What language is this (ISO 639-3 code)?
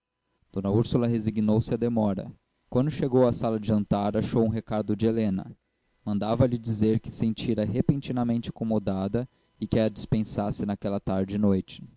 por